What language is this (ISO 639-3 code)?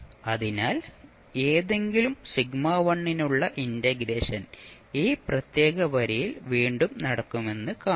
mal